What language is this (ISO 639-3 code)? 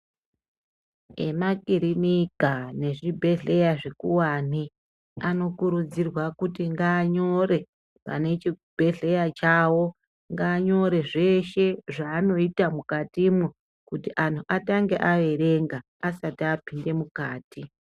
ndc